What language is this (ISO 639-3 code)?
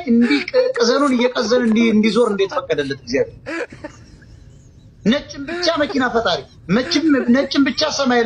ara